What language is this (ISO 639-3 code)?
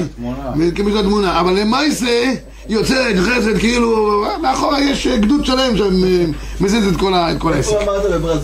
heb